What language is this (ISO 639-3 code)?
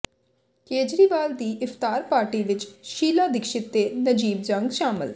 pan